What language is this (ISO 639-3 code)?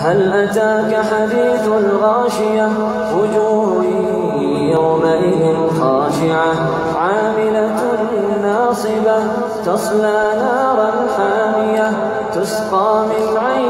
ara